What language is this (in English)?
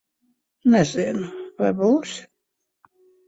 Latvian